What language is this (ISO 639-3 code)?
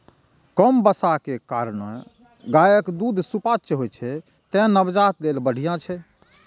mai